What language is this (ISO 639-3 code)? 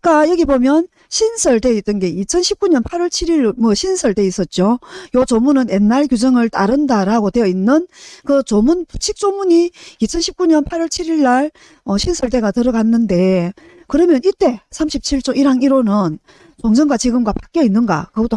kor